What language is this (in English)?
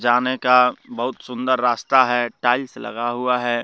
Hindi